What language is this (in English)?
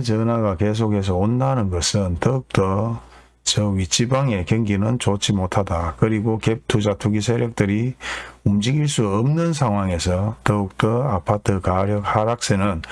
Korean